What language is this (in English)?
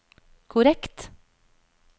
Norwegian